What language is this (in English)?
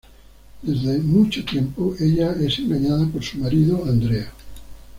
Spanish